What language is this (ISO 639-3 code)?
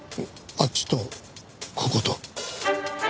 jpn